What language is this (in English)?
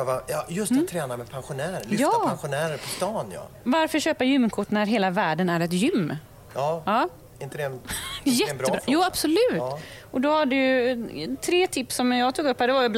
Swedish